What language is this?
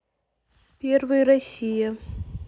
Russian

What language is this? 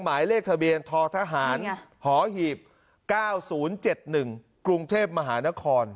Thai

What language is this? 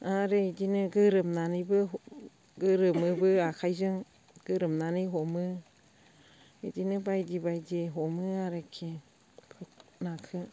Bodo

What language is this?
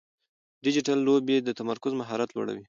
Pashto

